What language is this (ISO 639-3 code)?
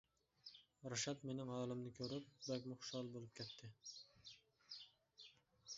uig